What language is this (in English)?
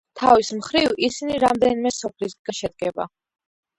Georgian